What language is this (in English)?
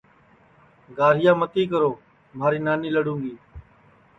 Sansi